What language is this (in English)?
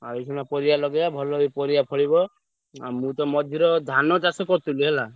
Odia